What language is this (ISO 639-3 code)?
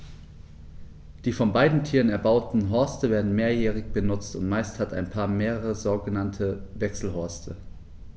deu